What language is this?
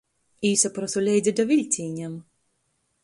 Latgalian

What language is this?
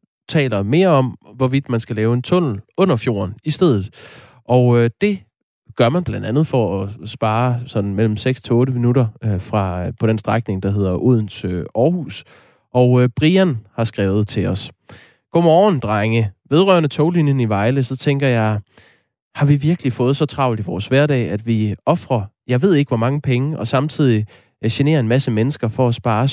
Danish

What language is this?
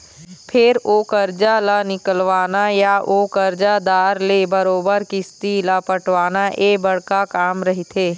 Chhattisgarhi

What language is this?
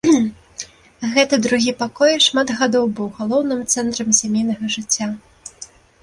Belarusian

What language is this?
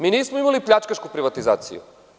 Serbian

